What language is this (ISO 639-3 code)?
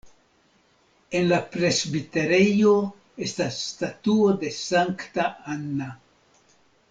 epo